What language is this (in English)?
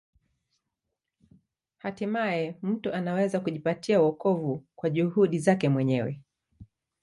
Swahili